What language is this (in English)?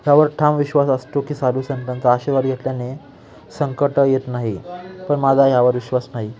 Marathi